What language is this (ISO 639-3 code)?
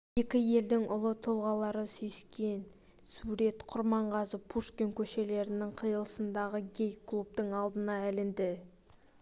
kaz